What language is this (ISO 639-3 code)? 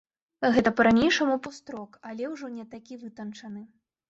bel